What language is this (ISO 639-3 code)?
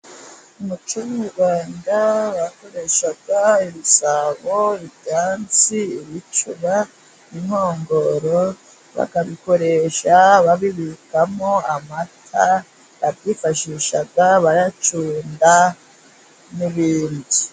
kin